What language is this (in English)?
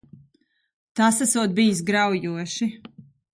Latvian